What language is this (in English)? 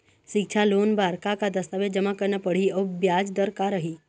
Chhattisgarhi